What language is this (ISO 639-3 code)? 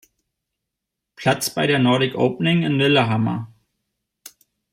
deu